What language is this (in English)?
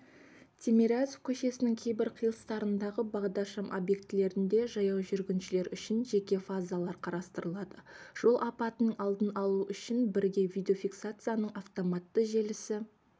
Kazakh